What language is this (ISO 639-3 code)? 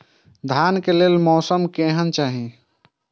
mai